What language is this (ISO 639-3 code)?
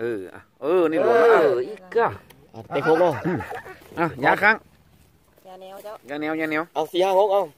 tha